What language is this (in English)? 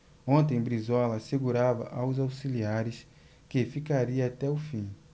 Portuguese